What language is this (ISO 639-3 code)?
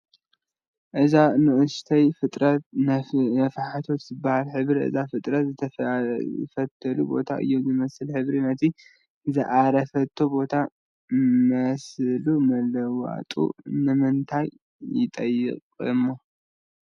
tir